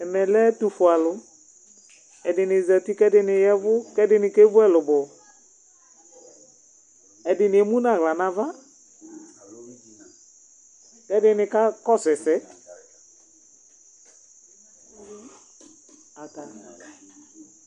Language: Ikposo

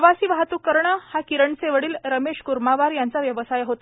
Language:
Marathi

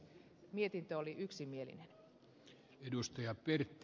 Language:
Finnish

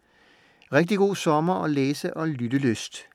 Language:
Danish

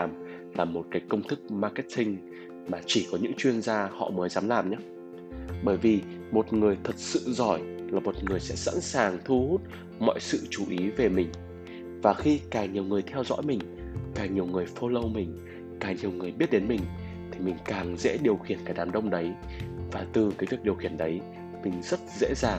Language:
Vietnamese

